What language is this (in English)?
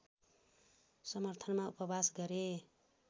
Nepali